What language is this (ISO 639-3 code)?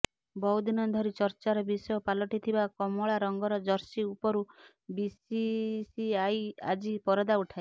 ori